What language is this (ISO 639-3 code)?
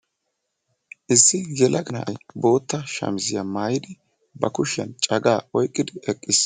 wal